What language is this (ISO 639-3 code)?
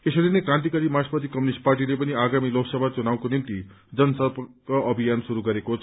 nep